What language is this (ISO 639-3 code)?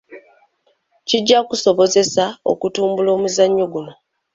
lug